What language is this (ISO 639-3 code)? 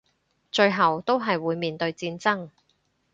yue